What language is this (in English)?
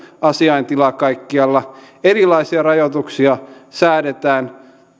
Finnish